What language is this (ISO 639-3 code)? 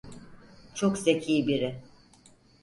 tur